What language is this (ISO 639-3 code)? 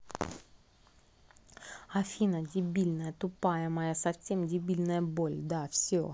rus